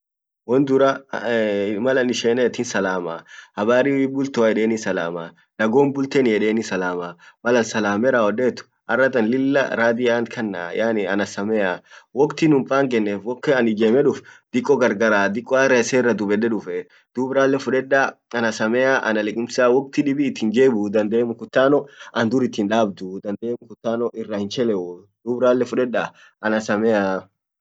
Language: Orma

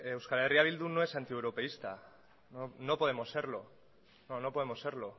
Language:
Spanish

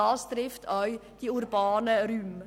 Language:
Swiss German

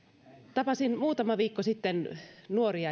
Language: Finnish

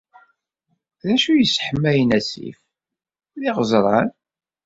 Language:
Kabyle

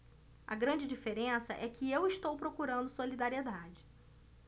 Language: Portuguese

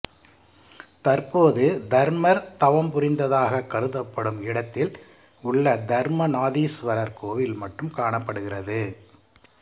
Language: Tamil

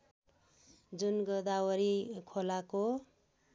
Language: Nepali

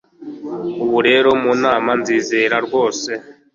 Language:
Kinyarwanda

